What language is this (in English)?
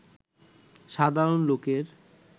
Bangla